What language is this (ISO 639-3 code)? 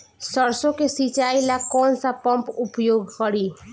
bho